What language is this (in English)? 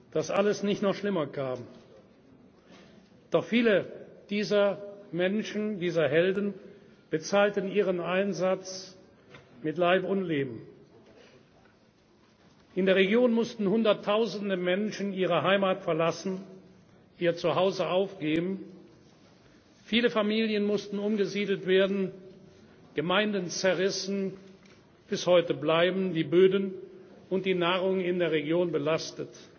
German